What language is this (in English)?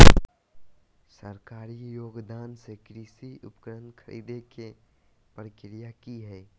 Magahi